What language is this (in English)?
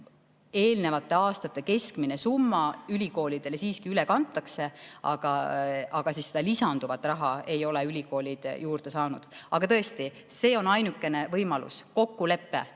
Estonian